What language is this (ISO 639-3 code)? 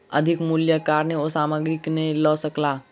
mai